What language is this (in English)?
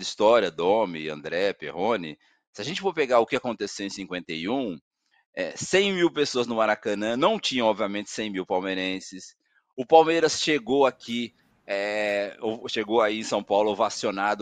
Portuguese